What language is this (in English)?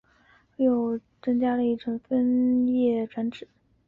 Chinese